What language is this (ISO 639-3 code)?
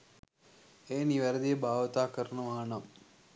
sin